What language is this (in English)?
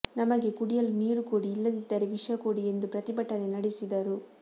Kannada